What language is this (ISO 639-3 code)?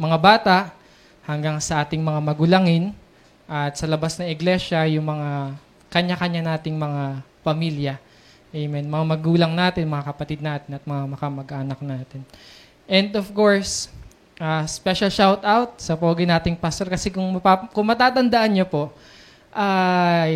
fil